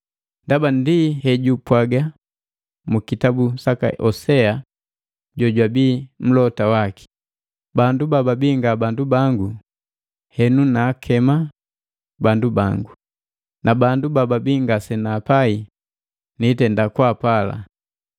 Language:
Matengo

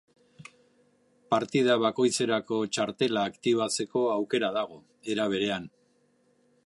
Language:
Basque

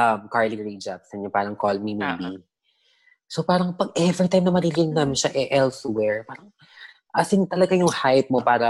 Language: Filipino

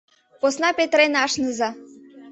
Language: Mari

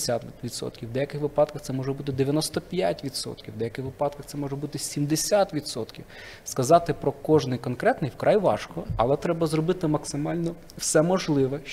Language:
Ukrainian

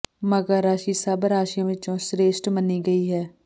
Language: Punjabi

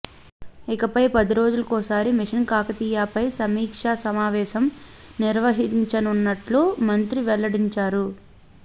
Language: Telugu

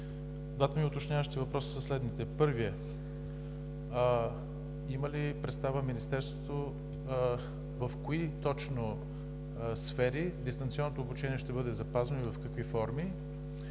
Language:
Bulgarian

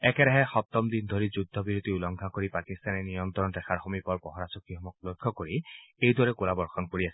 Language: Assamese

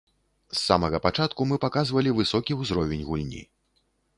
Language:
Belarusian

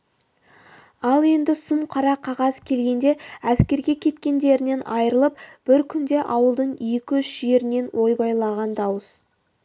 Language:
Kazakh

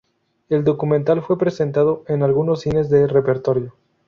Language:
Spanish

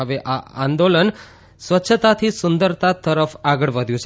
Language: Gujarati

